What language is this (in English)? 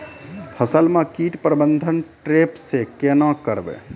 Maithili